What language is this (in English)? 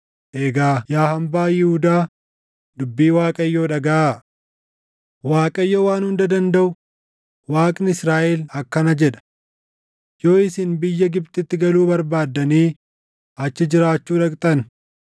Oromo